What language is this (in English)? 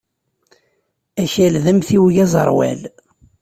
Kabyle